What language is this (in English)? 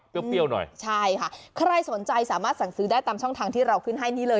Thai